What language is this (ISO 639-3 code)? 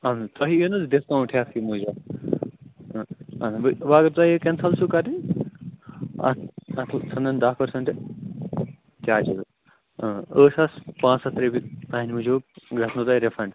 kas